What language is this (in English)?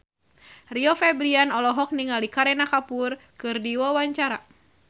Sundanese